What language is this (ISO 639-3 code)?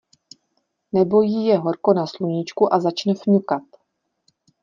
ces